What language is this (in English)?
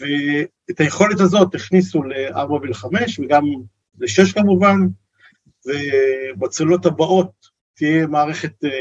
Hebrew